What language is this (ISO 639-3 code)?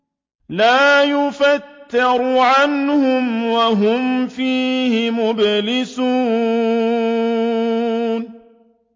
ara